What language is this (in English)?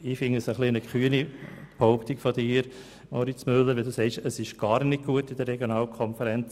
Swiss German